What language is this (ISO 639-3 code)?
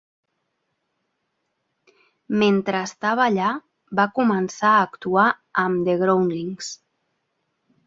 cat